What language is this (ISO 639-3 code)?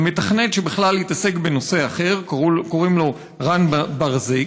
heb